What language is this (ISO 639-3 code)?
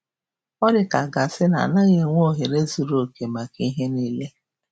ibo